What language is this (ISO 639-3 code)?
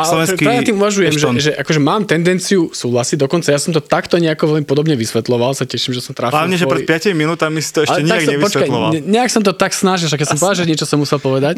slk